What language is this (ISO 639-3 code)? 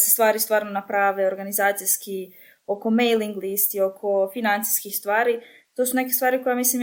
hrv